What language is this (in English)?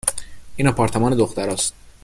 Persian